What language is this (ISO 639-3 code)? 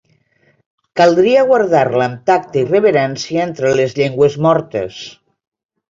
cat